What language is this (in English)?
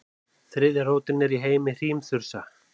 Icelandic